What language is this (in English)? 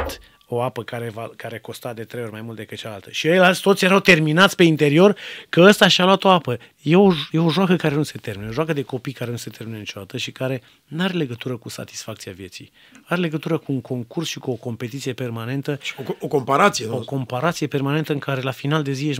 Romanian